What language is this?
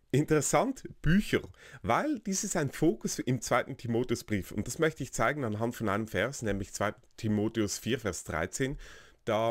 German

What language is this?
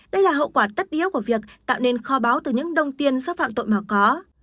Vietnamese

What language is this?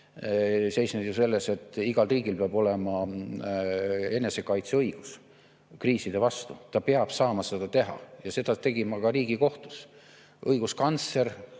Estonian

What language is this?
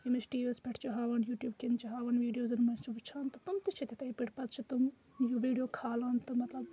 Kashmiri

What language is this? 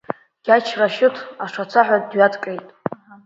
Abkhazian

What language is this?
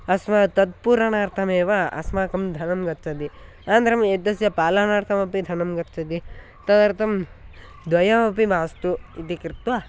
Sanskrit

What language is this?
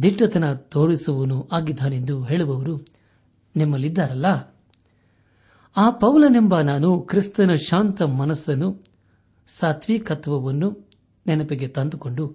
Kannada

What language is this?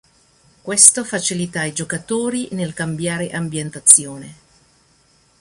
Italian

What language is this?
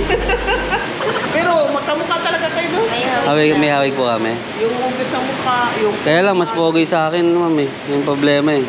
Filipino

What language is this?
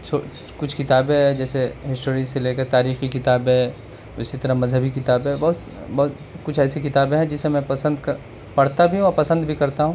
Urdu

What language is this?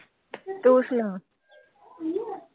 Punjabi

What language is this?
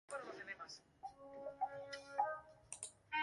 Spanish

